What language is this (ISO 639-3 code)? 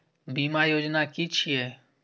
mai